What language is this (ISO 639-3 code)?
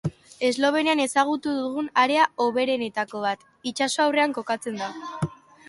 eus